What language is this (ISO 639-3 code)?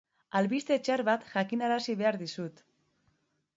eus